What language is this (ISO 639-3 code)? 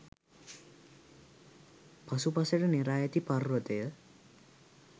sin